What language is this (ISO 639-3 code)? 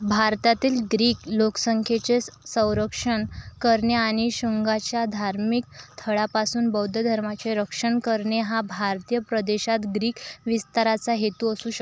mar